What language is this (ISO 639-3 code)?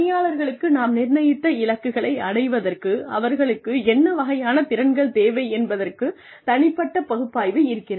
tam